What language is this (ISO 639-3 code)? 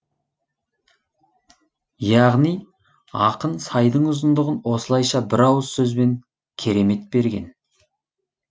kaz